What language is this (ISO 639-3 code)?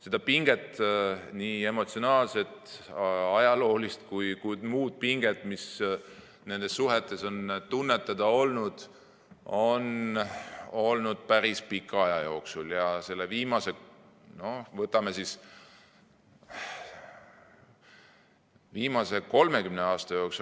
est